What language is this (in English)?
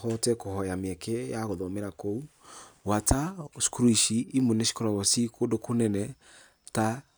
Kikuyu